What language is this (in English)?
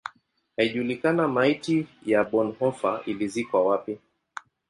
Swahili